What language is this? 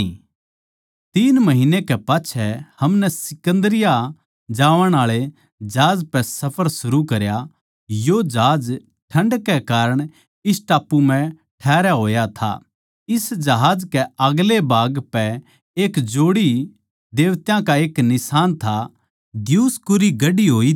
Haryanvi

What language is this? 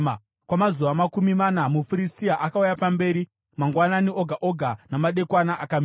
Shona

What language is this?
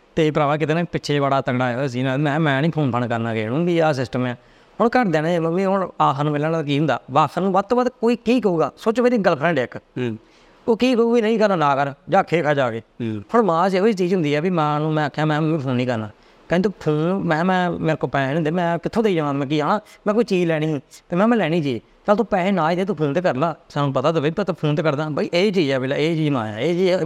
Punjabi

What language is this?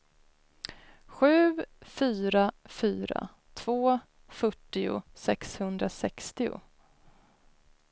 Swedish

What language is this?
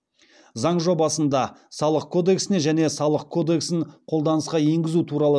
Kazakh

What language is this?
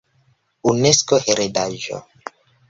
Esperanto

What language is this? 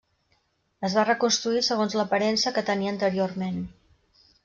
Catalan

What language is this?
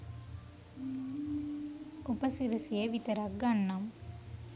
Sinhala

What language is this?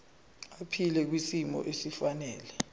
Zulu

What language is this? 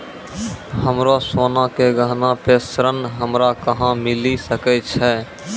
Maithili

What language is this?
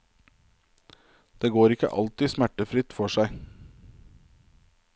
Norwegian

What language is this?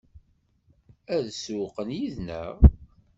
Kabyle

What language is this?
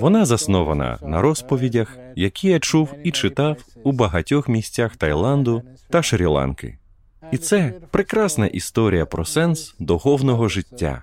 Ukrainian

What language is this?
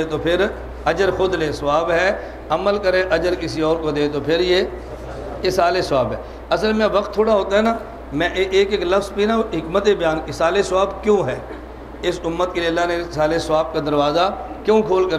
Hindi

